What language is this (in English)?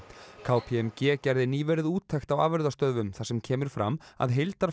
Icelandic